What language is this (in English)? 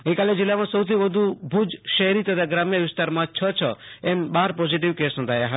Gujarati